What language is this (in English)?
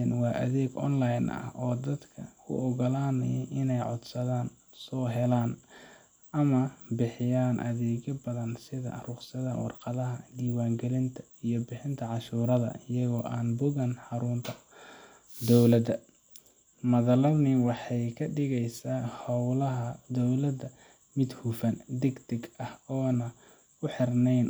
Somali